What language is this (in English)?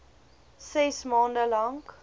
Afrikaans